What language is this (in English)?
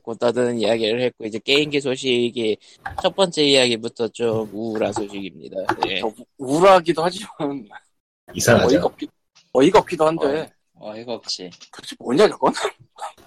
Korean